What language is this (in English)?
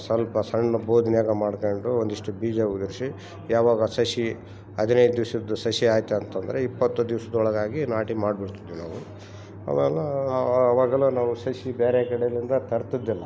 Kannada